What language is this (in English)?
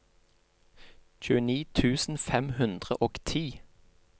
Norwegian